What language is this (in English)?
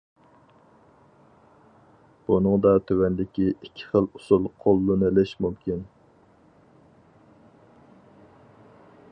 Uyghur